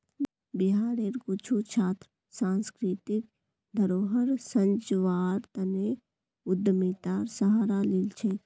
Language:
Magahi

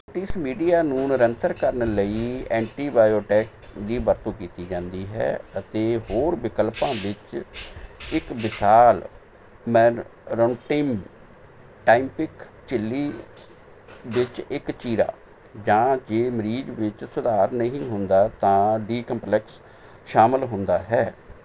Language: Punjabi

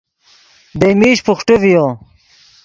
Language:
Yidgha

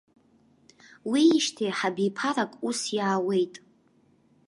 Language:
Abkhazian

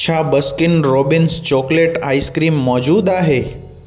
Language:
Sindhi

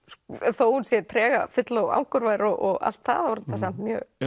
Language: Icelandic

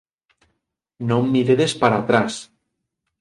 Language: Galician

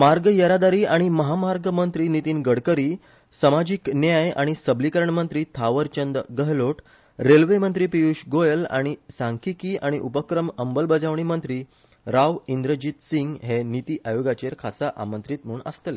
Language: Konkani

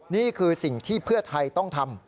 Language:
Thai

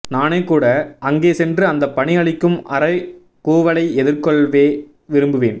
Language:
Tamil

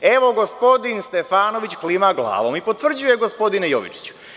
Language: Serbian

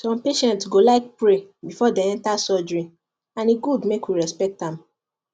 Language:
Nigerian Pidgin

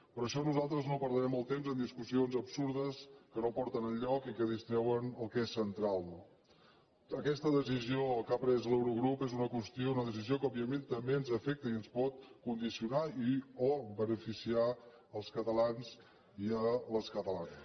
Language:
Catalan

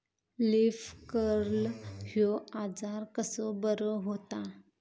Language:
Marathi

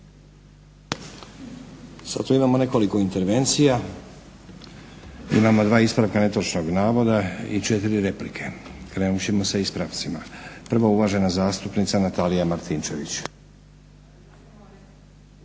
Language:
Croatian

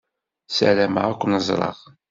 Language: Kabyle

